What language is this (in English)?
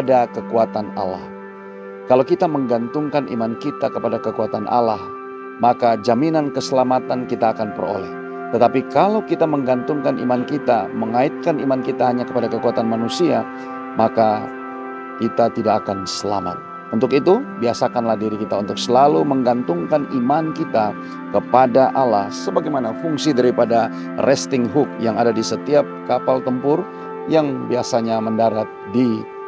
Indonesian